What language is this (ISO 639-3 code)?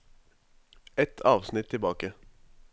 nor